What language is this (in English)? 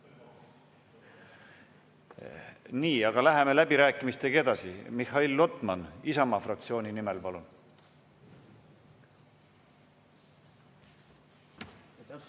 Estonian